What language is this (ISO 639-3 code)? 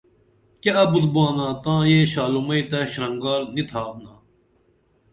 dml